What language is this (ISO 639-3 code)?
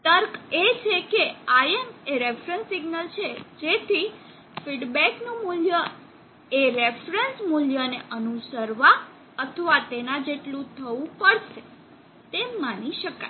guj